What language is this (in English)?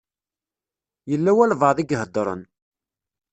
Kabyle